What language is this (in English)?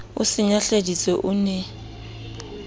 Southern Sotho